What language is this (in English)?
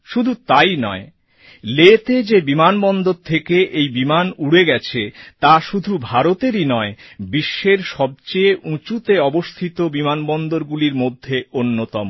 Bangla